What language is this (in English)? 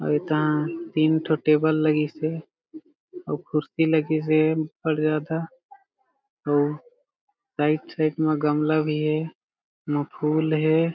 Chhattisgarhi